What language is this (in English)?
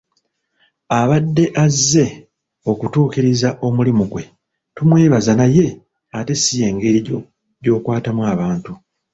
Ganda